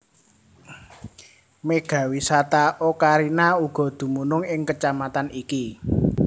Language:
Javanese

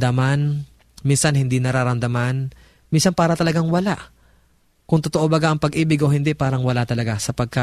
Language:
Filipino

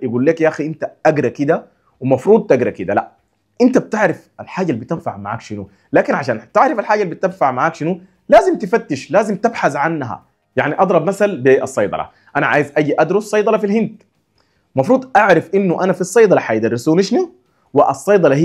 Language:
Arabic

